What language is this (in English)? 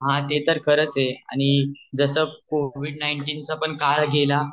Marathi